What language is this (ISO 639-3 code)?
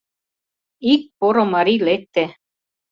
chm